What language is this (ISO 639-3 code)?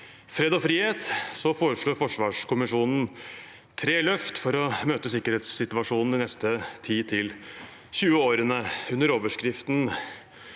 nor